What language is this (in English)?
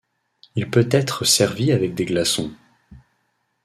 French